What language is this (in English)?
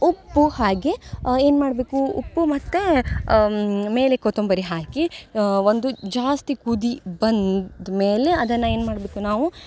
Kannada